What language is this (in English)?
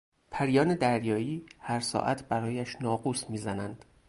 Persian